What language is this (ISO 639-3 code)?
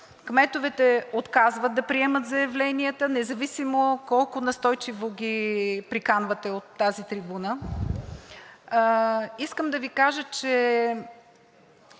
bul